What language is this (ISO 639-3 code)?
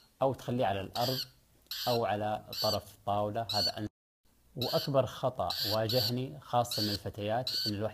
ara